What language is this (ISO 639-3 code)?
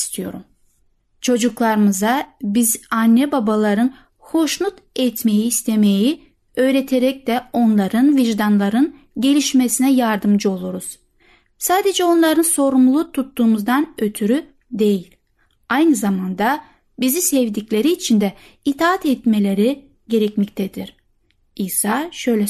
tur